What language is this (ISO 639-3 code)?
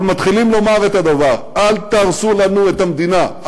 heb